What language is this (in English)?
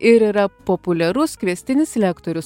Lithuanian